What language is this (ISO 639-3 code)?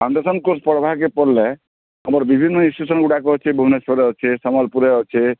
ori